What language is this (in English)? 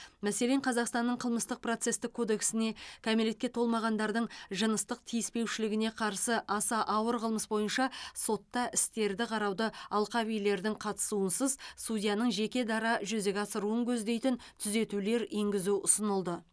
Kazakh